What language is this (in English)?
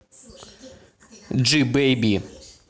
Russian